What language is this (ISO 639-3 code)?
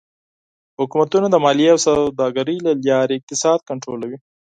pus